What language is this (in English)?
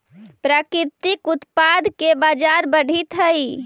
Magahi